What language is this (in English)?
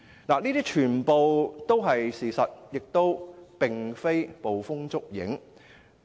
Cantonese